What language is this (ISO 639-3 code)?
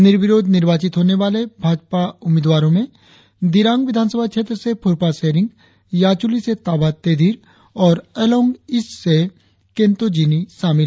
hin